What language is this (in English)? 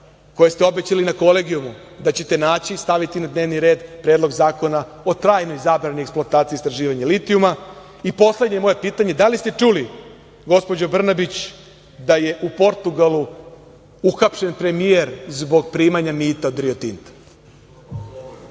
Serbian